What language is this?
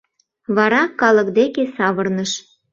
Mari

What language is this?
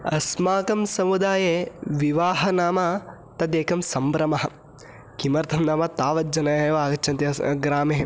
Sanskrit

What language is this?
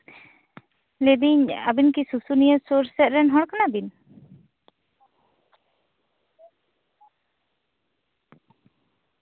Santali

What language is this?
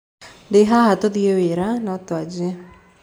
Kikuyu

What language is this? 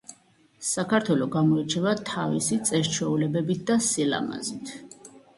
Georgian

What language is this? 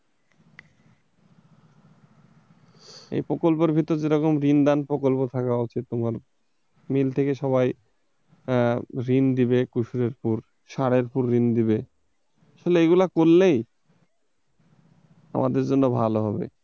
Bangla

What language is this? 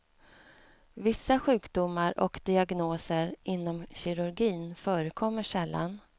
Swedish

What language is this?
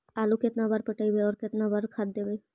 Magahi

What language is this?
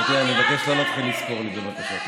Hebrew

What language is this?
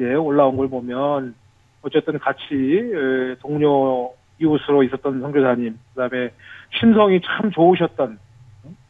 Korean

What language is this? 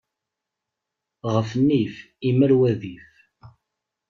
Kabyle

